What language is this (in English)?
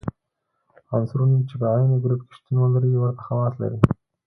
Pashto